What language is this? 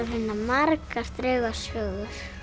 Icelandic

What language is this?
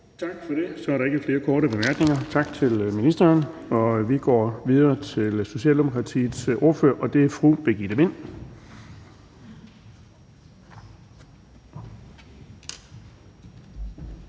Danish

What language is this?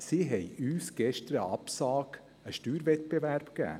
Swiss German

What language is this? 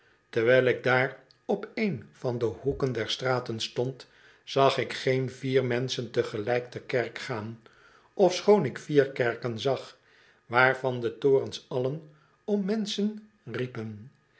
Dutch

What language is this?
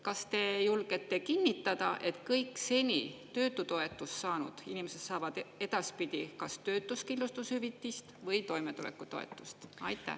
Estonian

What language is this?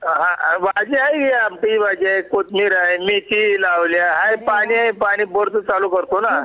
Marathi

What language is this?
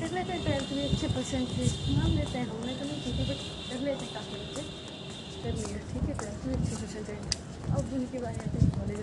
Hindi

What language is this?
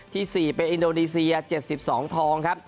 Thai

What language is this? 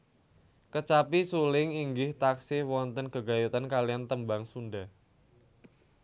Javanese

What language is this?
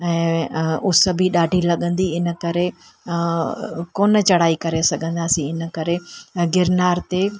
Sindhi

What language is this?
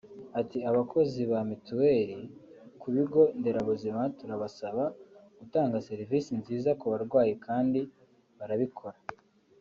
Kinyarwanda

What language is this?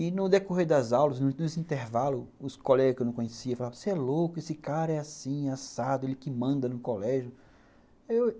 Portuguese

